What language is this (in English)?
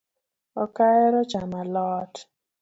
Luo (Kenya and Tanzania)